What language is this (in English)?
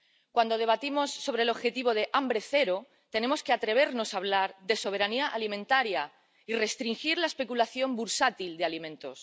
Spanish